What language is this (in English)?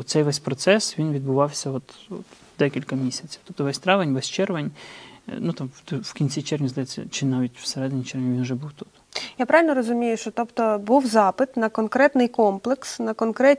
Ukrainian